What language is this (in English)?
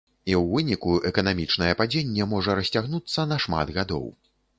Belarusian